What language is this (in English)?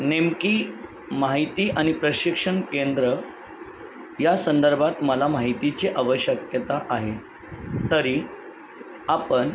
Marathi